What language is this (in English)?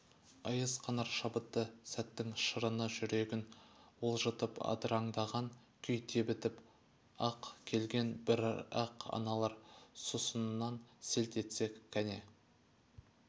Kazakh